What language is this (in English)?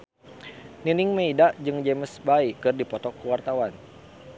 Sundanese